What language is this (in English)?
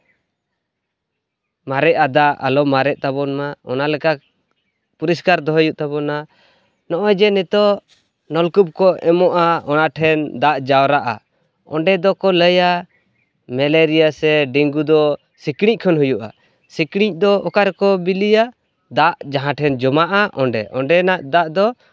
Santali